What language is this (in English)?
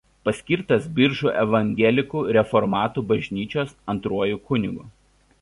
Lithuanian